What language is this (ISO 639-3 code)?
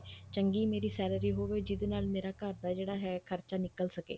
pan